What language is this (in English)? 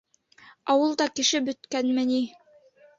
Bashkir